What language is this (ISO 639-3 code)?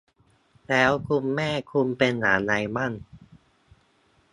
tha